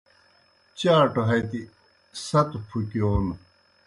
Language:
Kohistani Shina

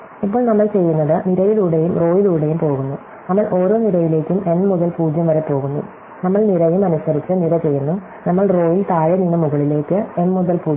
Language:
Malayalam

